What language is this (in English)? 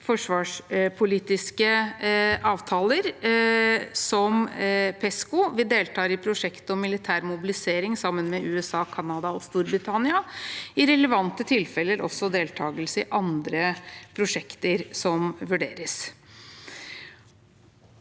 Norwegian